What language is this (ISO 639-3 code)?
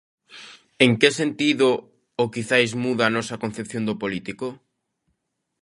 glg